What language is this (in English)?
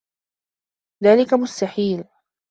Arabic